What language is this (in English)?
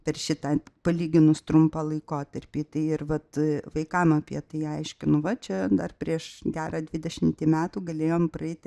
Lithuanian